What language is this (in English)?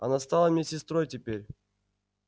Russian